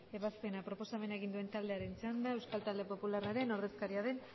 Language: Basque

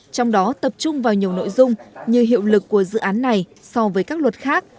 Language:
Vietnamese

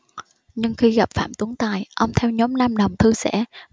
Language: Vietnamese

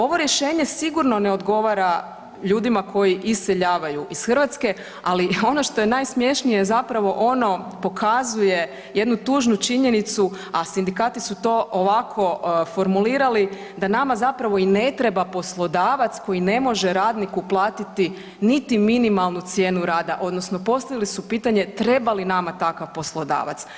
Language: Croatian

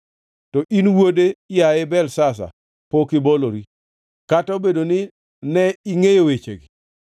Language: Luo (Kenya and Tanzania)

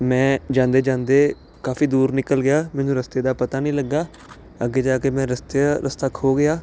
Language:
Punjabi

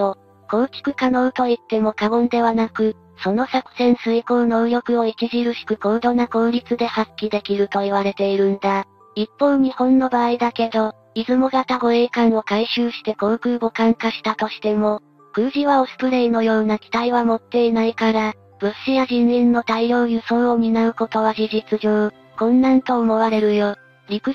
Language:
Japanese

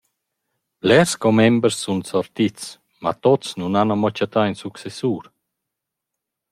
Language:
Romansh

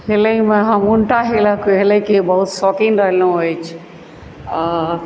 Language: Maithili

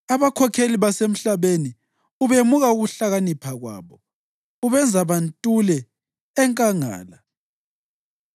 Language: North Ndebele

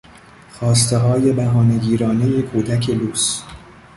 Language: Persian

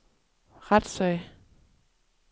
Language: Danish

